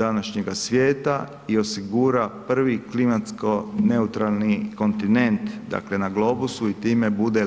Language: Croatian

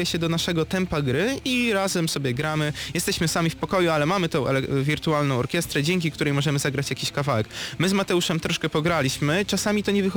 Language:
Polish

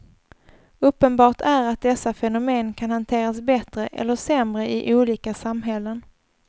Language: Swedish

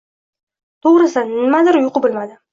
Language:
Uzbek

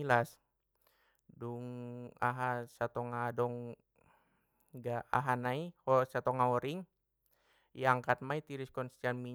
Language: Batak Mandailing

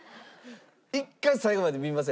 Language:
Japanese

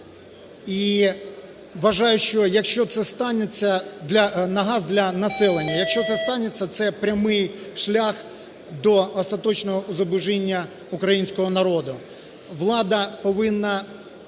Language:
Ukrainian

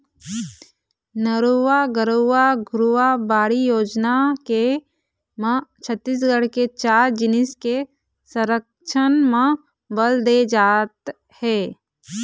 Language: Chhattisgarhi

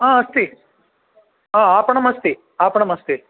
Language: Sanskrit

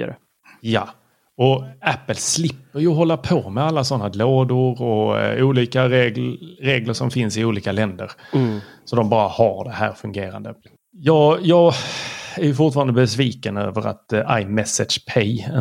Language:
Swedish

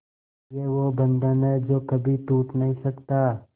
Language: Hindi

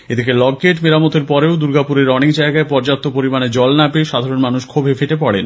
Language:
Bangla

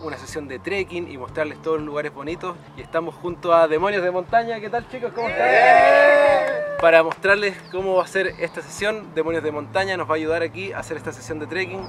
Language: Spanish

